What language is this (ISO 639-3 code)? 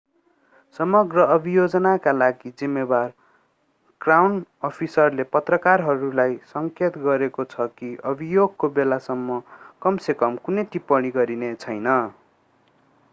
nep